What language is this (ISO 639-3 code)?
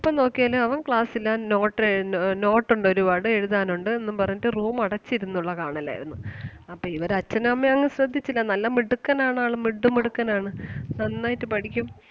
mal